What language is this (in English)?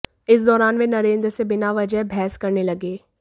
Hindi